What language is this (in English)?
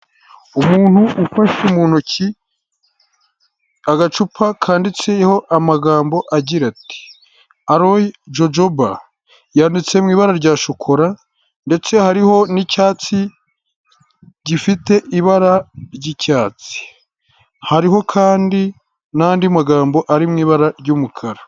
Kinyarwanda